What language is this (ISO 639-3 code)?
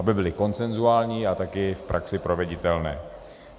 ces